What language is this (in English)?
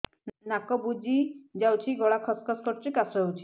Odia